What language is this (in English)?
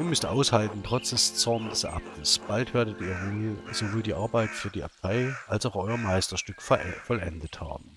German